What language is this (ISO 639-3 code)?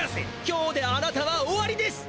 jpn